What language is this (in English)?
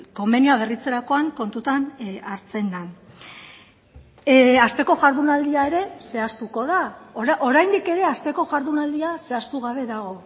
Basque